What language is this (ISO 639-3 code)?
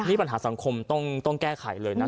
tha